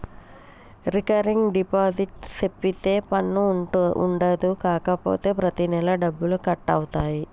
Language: Telugu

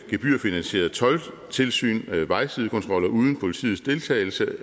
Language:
Danish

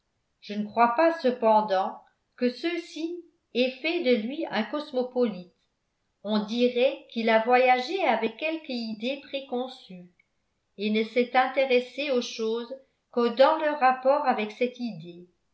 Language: French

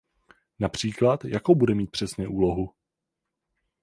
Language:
Czech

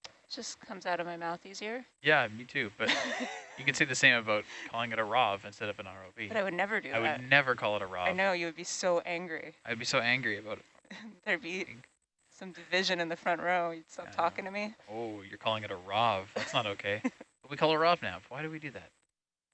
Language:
English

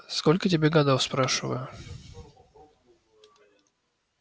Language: Russian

